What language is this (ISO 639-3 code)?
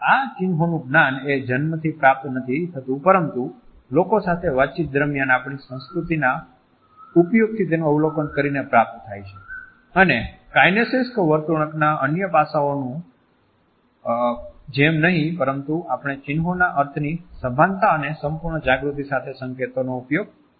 guj